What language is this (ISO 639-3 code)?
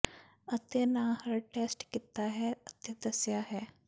pan